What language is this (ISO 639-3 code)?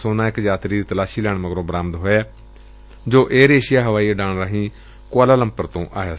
pan